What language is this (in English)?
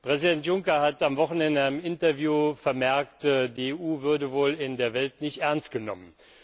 German